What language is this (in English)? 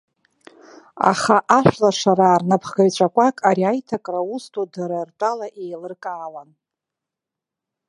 Abkhazian